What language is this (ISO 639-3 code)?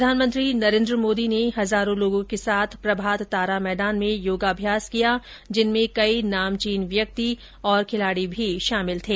hin